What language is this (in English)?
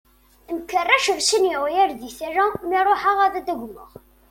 Kabyle